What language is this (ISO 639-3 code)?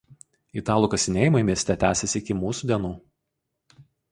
lit